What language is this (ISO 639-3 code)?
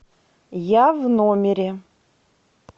rus